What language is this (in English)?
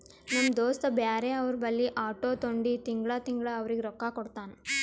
Kannada